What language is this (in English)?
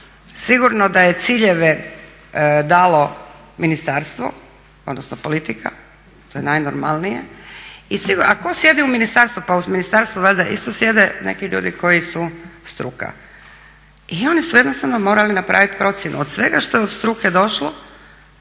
Croatian